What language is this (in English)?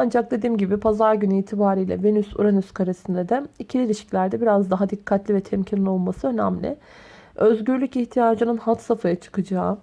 Turkish